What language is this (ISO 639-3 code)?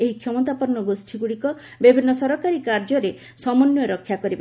ori